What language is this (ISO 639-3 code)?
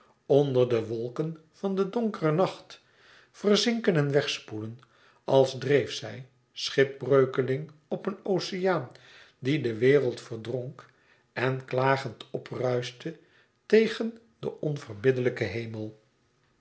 nld